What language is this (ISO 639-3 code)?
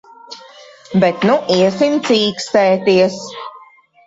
lav